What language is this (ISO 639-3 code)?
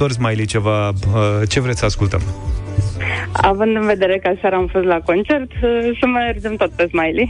ron